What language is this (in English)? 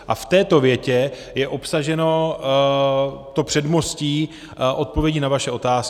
Czech